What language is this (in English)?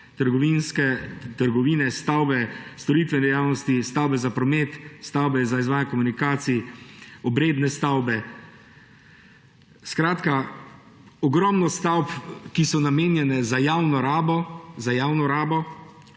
Slovenian